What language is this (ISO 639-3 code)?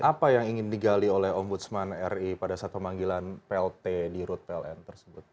ind